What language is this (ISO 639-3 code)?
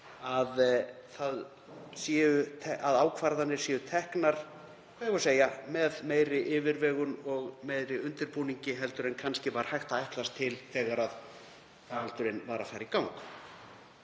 isl